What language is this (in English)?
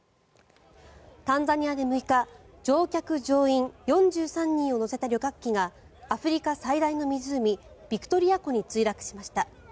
Japanese